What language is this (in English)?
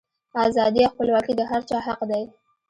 Pashto